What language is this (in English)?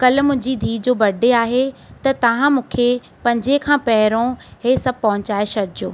Sindhi